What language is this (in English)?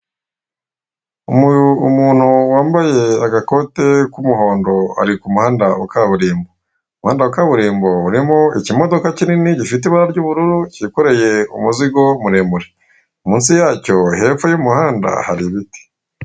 Kinyarwanda